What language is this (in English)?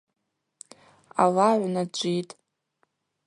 Abaza